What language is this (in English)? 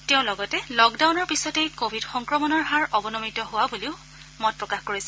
Assamese